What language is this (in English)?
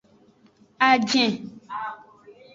Aja (Benin)